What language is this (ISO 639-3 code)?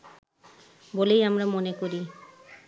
ben